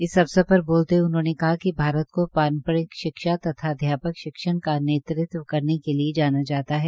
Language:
Hindi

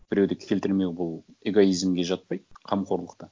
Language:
Kazakh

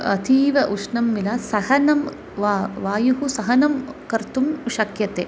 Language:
Sanskrit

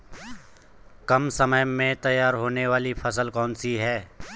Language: Hindi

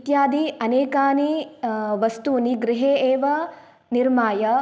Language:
Sanskrit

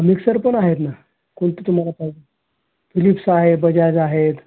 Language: Marathi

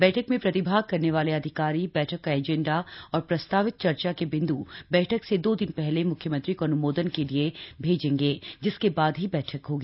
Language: Hindi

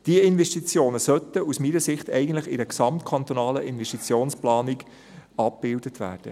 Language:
Swiss German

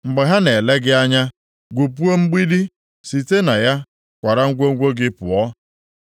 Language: Igbo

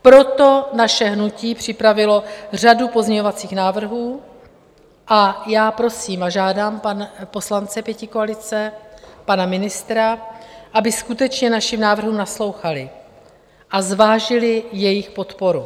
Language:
Czech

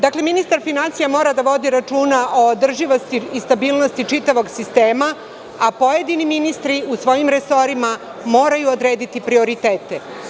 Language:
Serbian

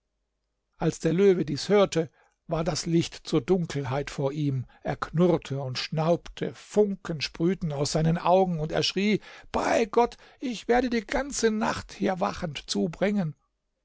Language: German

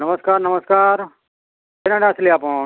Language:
Odia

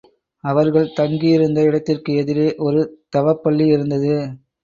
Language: Tamil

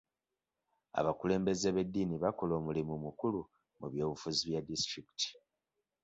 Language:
Ganda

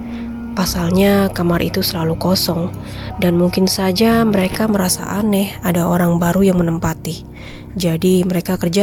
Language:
Indonesian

